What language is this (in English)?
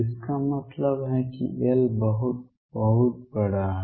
Hindi